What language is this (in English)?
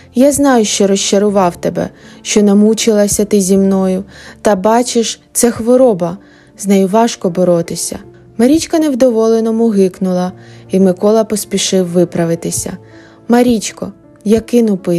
Ukrainian